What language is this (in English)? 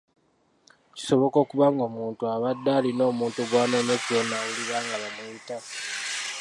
Ganda